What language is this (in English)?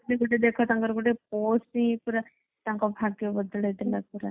Odia